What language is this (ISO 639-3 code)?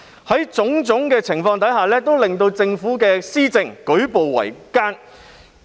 yue